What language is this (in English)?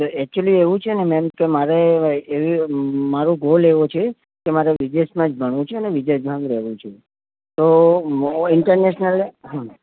Gujarati